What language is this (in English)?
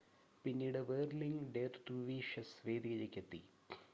Malayalam